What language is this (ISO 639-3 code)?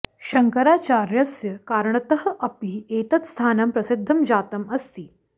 san